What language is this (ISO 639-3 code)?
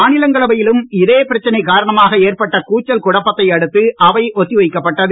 tam